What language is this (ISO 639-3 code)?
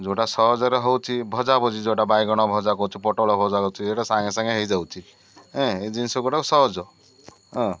ori